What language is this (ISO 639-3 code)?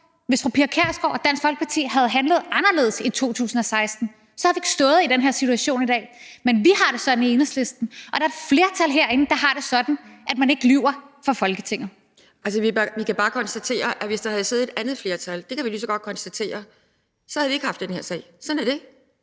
dan